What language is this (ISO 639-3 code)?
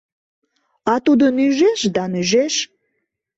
chm